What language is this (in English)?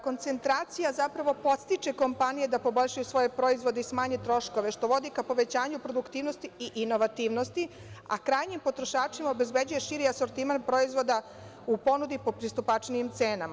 Serbian